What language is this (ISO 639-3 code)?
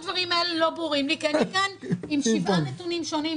heb